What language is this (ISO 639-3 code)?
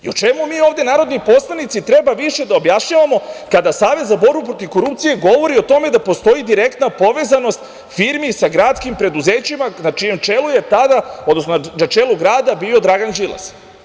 srp